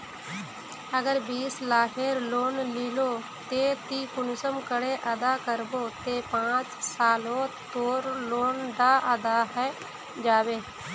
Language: Magahi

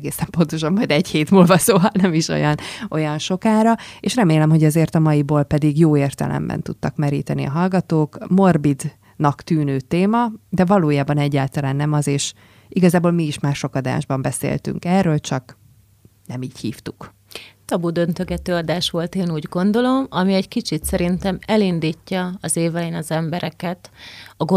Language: Hungarian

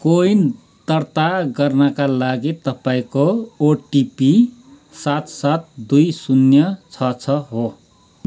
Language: Nepali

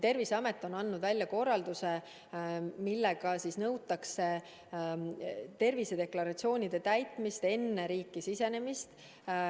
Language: Estonian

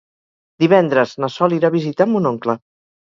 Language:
Catalan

